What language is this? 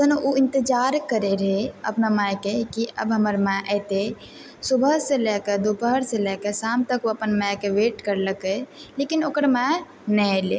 Maithili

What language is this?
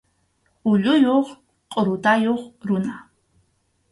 Arequipa-La Unión Quechua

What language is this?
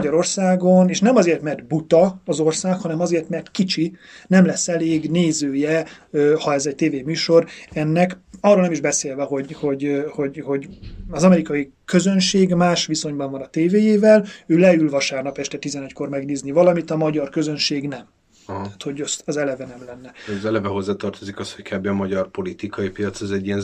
Hungarian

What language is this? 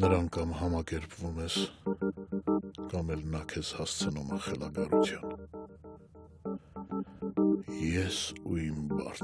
Romanian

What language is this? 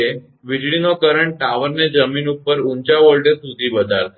Gujarati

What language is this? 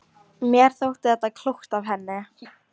Icelandic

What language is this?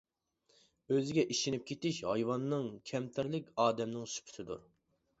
Uyghur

